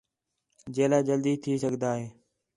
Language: Khetrani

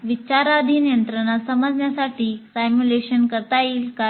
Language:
Marathi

